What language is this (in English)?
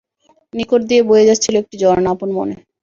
Bangla